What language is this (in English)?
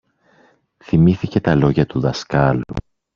Greek